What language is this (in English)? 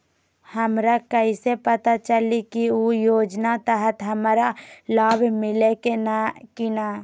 Magahi